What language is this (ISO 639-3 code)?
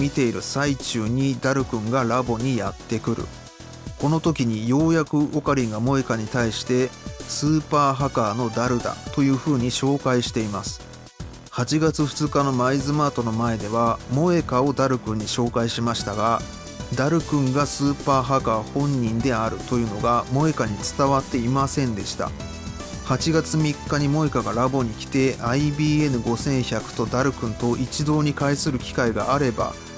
jpn